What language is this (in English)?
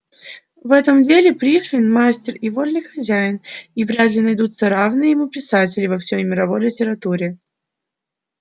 Russian